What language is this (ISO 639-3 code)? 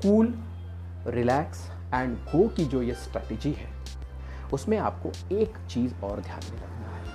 hin